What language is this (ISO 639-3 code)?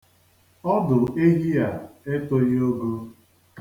ibo